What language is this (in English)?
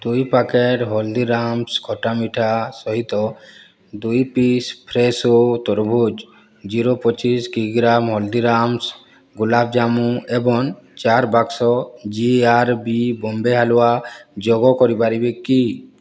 Odia